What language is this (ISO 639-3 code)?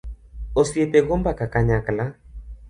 luo